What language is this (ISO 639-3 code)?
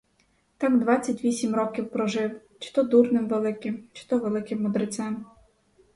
ukr